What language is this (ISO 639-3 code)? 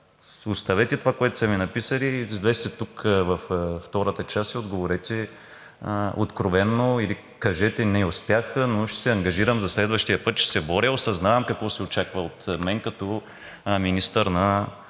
bul